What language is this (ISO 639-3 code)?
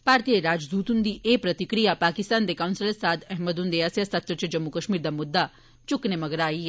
doi